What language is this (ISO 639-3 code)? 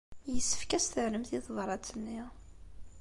kab